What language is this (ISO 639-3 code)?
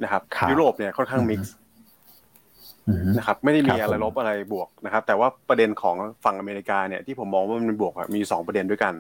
tha